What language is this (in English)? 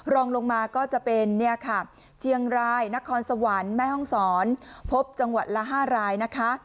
Thai